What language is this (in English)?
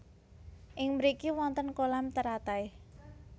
Javanese